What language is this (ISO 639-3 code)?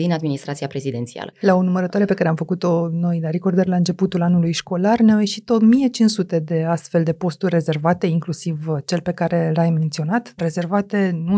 ron